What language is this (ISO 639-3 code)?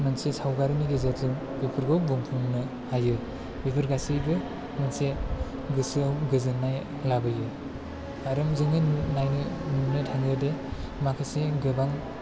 brx